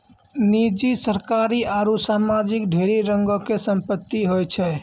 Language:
Maithili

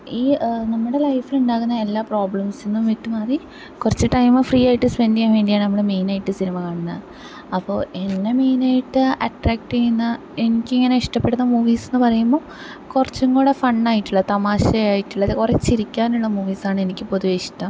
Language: Malayalam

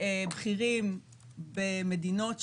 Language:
Hebrew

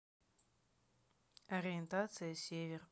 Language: Russian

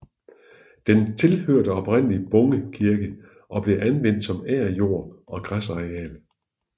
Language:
Danish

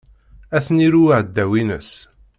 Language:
Kabyle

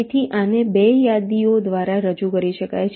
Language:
Gujarati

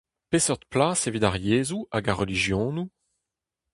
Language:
Breton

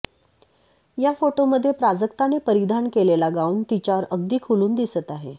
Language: Marathi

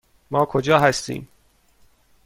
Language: Persian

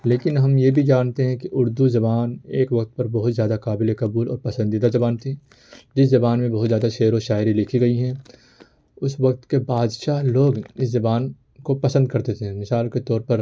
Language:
Urdu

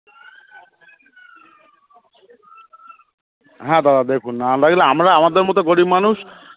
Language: Bangla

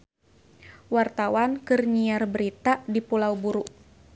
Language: Sundanese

